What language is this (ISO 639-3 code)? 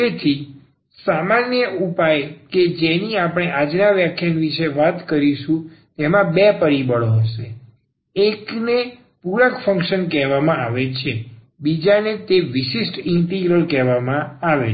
guj